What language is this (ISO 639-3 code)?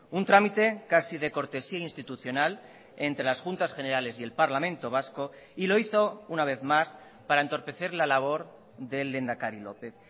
spa